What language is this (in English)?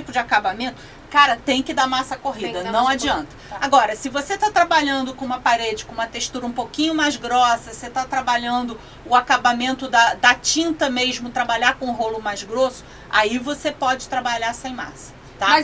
Portuguese